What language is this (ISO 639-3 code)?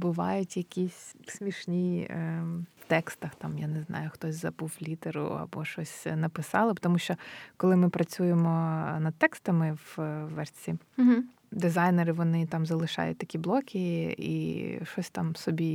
ukr